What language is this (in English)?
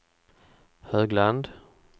Swedish